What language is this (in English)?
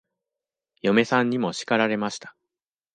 Japanese